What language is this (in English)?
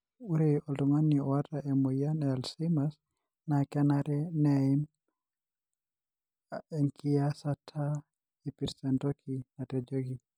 Masai